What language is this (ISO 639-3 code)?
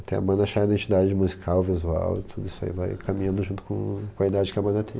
por